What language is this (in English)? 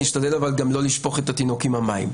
Hebrew